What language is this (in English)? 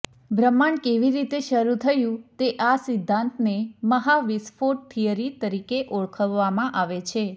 Gujarati